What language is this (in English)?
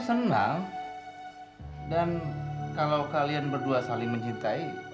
Indonesian